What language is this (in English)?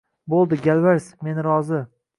Uzbek